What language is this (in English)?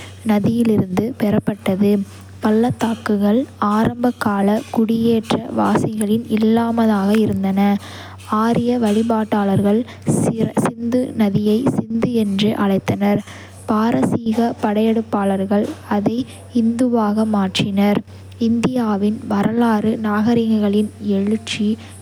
Kota (India)